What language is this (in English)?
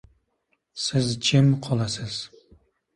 Uzbek